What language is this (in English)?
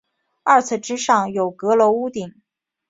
Chinese